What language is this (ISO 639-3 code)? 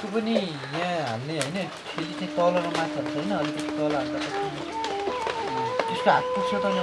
nep